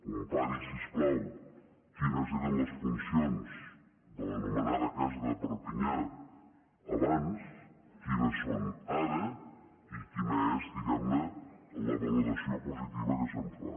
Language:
Catalan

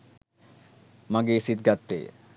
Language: Sinhala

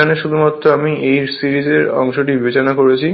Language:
Bangla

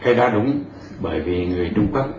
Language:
Vietnamese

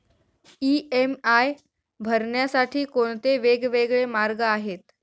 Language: Marathi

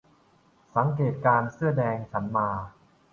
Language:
Thai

